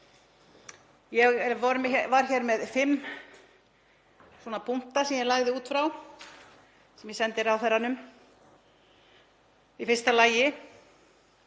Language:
Icelandic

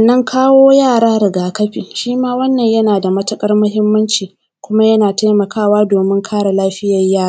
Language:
Hausa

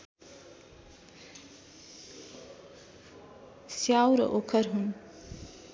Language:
Nepali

